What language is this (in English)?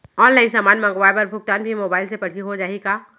Chhattisgarhi